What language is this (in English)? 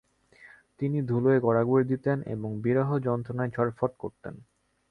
Bangla